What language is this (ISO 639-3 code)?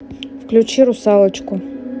rus